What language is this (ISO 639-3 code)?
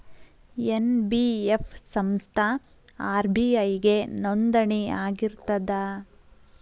kan